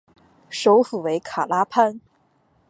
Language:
Chinese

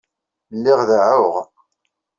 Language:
Kabyle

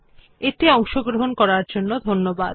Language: Bangla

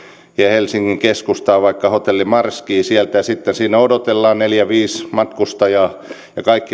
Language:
Finnish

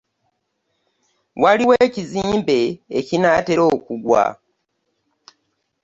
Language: Ganda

